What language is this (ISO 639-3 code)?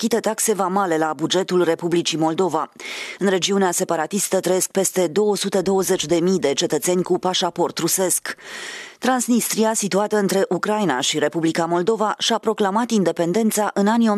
ron